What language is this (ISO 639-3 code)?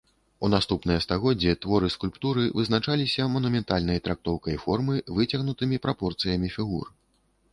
bel